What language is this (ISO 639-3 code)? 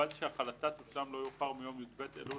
heb